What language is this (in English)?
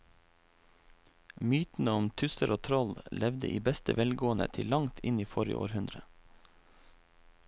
Norwegian